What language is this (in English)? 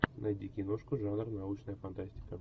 Russian